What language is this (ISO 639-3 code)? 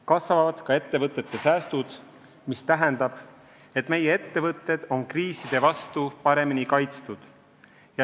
est